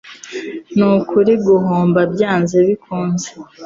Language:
Kinyarwanda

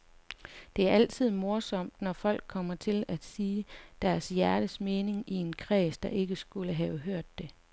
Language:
Danish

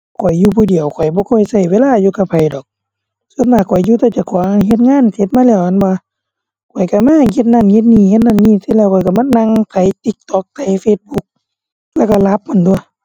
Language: Thai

